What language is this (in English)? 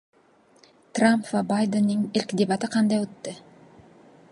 Uzbek